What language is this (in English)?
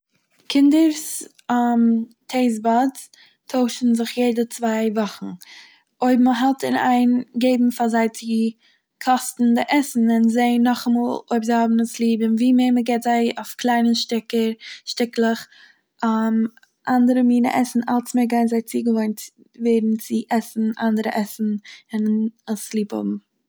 Yiddish